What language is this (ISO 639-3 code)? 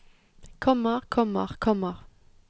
nor